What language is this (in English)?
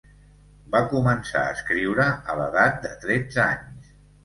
Catalan